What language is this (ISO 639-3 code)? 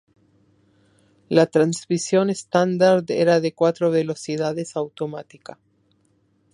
spa